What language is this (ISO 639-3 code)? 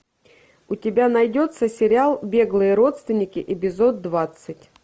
rus